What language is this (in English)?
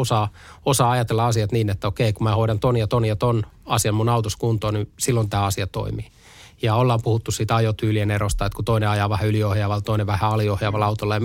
Finnish